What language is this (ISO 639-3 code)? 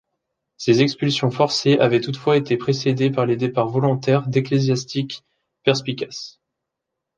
fra